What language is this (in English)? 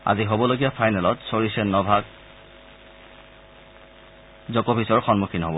Assamese